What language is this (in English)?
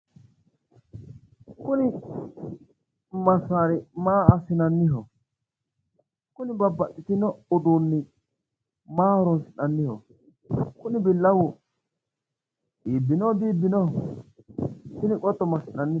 Sidamo